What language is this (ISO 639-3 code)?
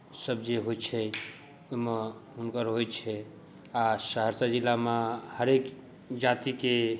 mai